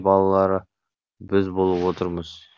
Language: Kazakh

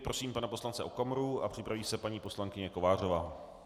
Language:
Czech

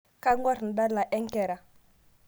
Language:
Masai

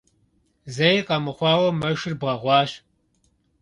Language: Kabardian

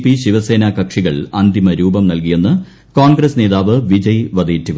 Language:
Malayalam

